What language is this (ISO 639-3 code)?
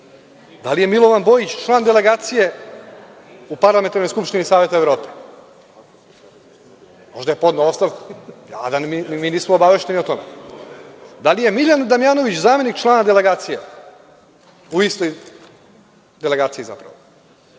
srp